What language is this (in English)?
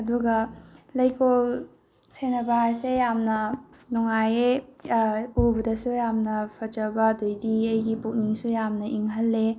Manipuri